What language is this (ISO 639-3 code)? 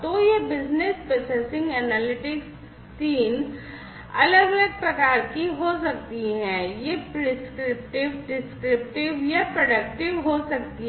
hin